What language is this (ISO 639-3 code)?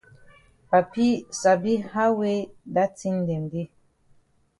wes